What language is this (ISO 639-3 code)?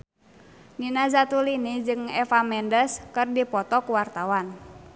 sun